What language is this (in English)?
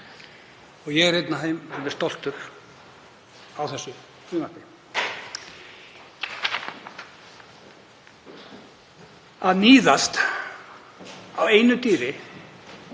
Icelandic